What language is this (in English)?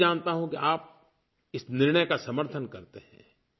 Hindi